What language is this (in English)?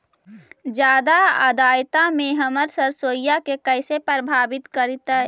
Magahi